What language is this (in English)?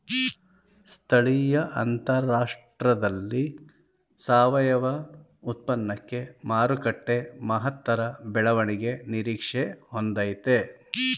Kannada